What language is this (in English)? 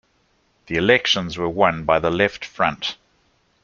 English